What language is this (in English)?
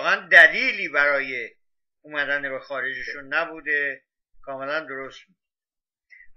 Persian